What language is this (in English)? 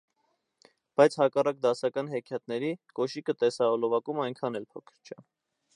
Armenian